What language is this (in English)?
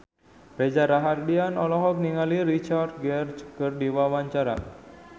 Sundanese